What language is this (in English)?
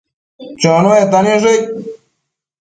Matsés